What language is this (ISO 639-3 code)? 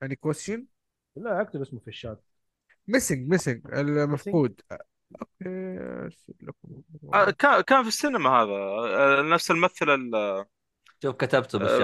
ara